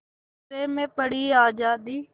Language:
Hindi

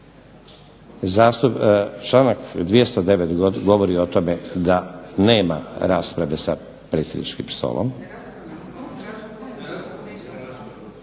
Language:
Croatian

